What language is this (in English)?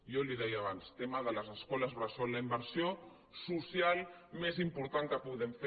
Catalan